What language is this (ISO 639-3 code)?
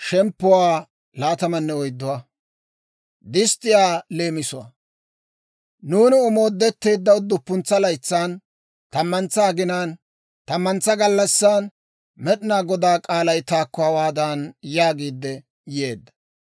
dwr